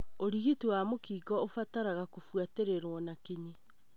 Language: Kikuyu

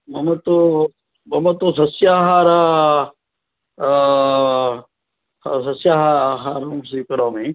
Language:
Sanskrit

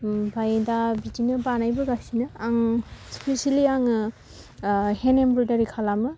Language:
Bodo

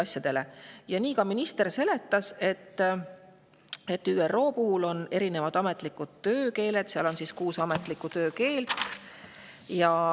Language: Estonian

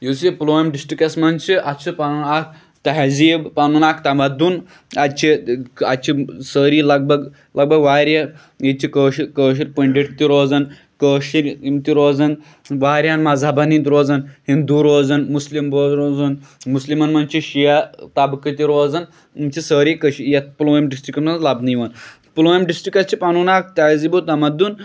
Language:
Kashmiri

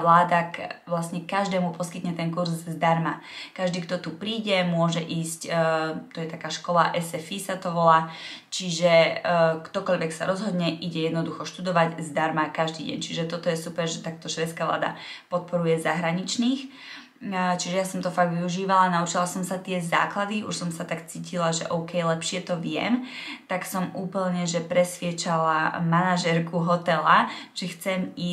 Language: Czech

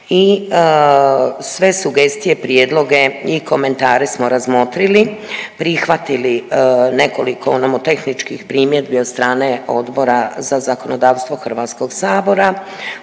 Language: Croatian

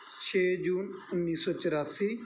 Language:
Punjabi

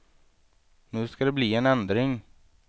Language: Swedish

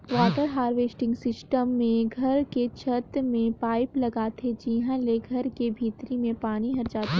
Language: Chhattisgarhi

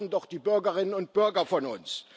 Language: German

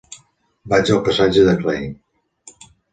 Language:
Catalan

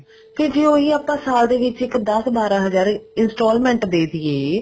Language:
Punjabi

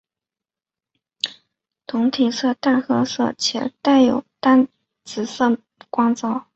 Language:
Chinese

